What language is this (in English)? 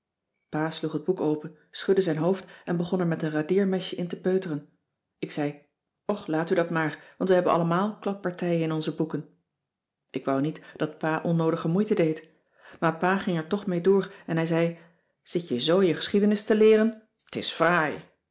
Dutch